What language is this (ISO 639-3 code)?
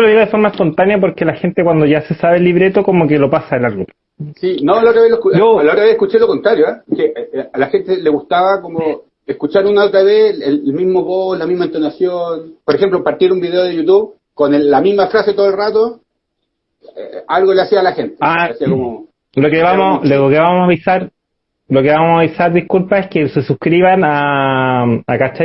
spa